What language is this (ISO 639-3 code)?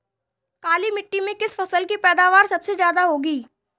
hin